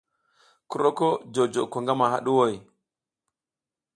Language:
South Giziga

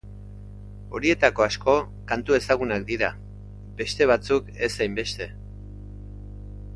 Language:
Basque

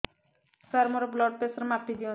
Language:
Odia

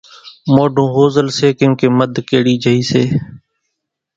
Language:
Kachi Koli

